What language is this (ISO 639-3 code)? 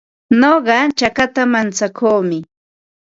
qva